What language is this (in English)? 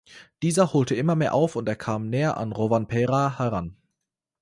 German